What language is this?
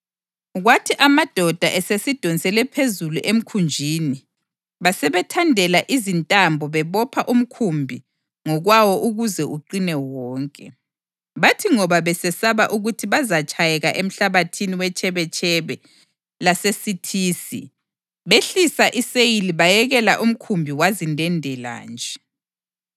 North Ndebele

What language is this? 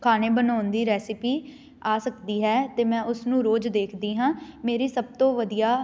Punjabi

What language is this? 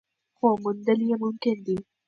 Pashto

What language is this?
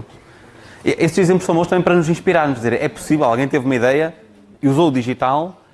Portuguese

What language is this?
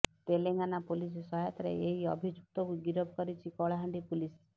Odia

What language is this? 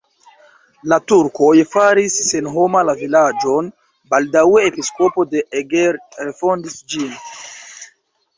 Esperanto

